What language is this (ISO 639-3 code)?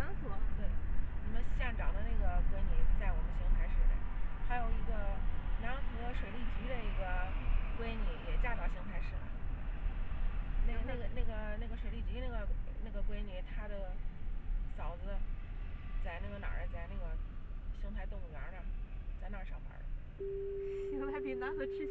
zho